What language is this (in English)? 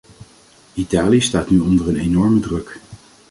Dutch